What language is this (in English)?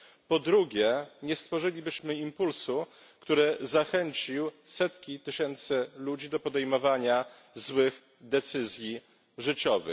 Polish